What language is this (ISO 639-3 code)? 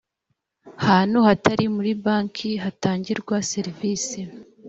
kin